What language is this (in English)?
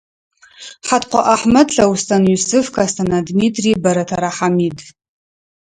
Adyghe